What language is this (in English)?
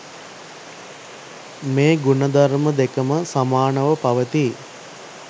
Sinhala